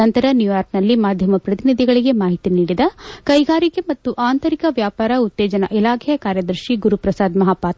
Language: Kannada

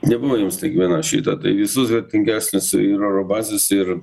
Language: Lithuanian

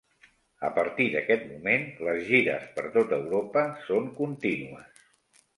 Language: Catalan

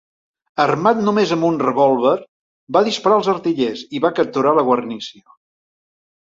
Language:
Catalan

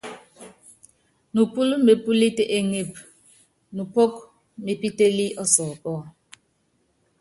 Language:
Yangben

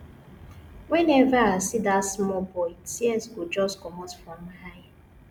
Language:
Nigerian Pidgin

